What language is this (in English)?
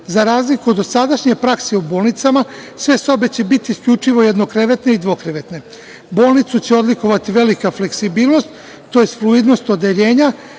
Serbian